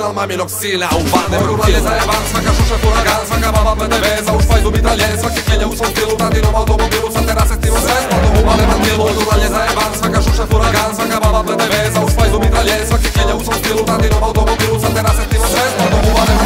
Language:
Polish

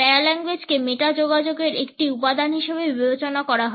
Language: Bangla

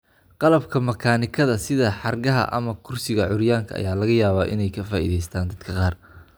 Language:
Somali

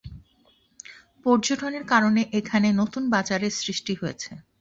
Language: Bangla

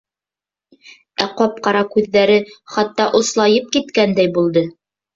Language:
Bashkir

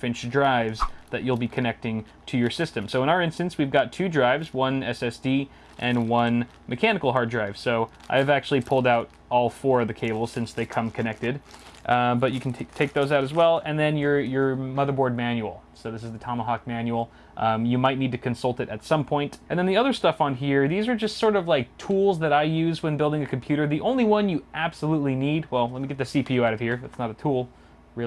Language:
English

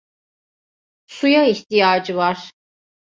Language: Turkish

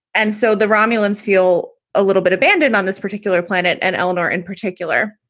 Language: English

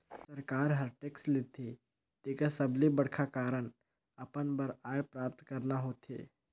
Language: Chhattisgarhi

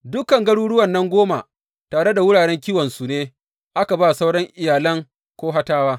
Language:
Hausa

